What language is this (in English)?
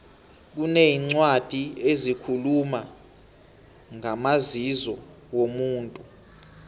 South Ndebele